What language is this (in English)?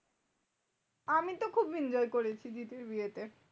Bangla